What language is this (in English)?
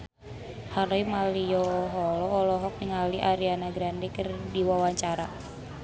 Sundanese